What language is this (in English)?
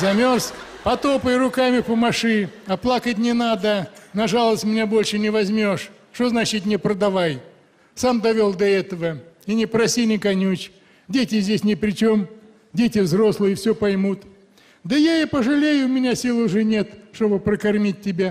Russian